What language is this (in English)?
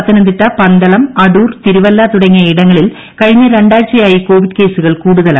Malayalam